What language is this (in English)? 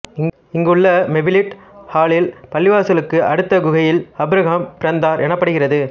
Tamil